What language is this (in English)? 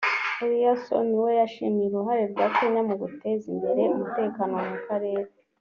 Kinyarwanda